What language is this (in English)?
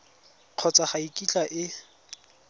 Tswana